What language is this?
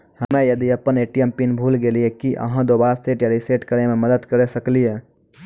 Maithili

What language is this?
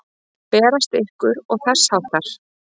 Icelandic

